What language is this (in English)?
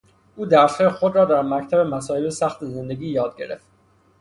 Persian